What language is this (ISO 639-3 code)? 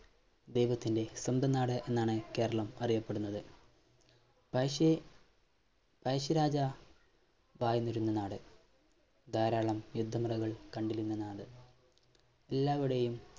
mal